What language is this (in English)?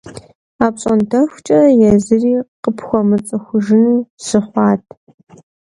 Kabardian